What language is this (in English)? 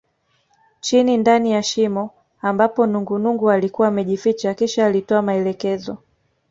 Swahili